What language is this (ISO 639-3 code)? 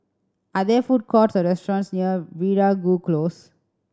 eng